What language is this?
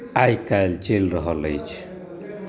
Maithili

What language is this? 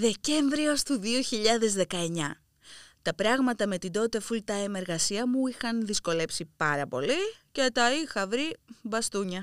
Greek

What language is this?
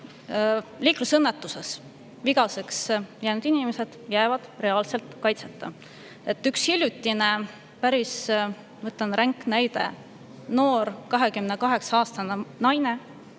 Estonian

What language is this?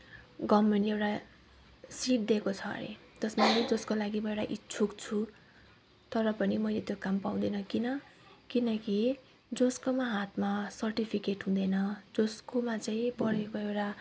Nepali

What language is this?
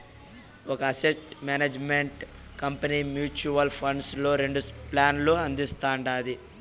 Telugu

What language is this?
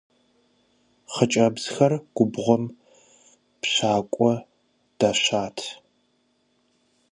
Kabardian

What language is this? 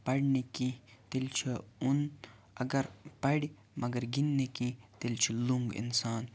Kashmiri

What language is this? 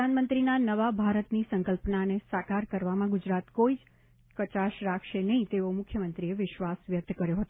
Gujarati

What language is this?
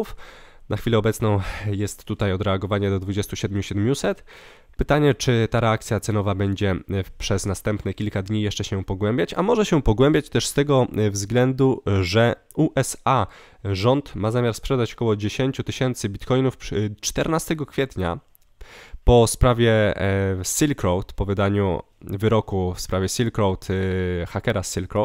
Polish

